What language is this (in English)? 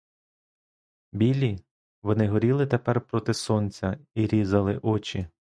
Ukrainian